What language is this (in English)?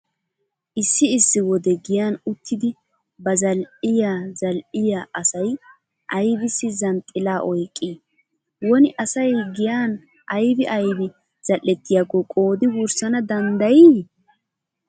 Wolaytta